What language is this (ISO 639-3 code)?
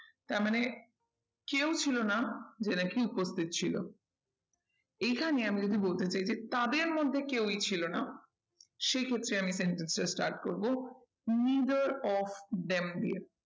ben